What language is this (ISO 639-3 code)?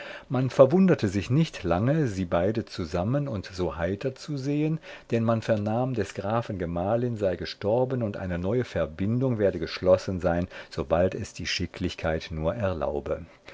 deu